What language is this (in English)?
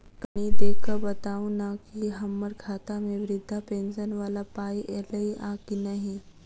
Maithili